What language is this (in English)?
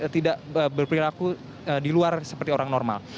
Indonesian